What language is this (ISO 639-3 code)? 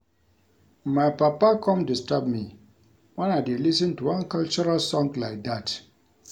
pcm